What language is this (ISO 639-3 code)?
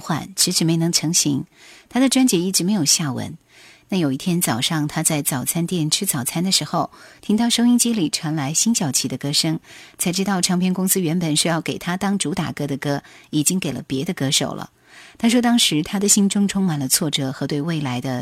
zho